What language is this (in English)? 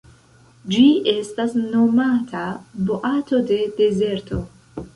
Esperanto